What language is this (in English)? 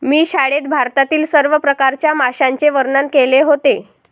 Marathi